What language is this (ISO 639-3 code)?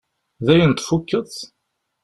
kab